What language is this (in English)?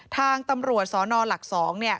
Thai